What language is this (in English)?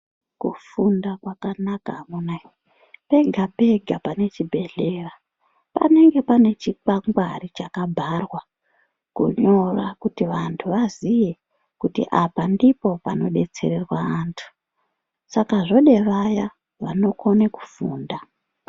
Ndau